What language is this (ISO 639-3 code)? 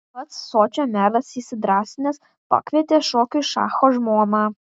lit